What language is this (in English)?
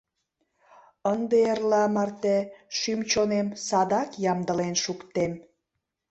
Mari